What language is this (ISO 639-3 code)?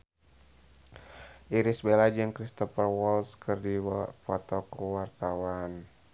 sun